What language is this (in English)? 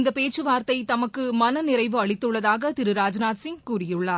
Tamil